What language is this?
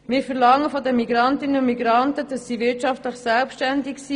Swiss German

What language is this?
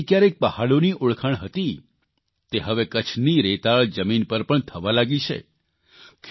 Gujarati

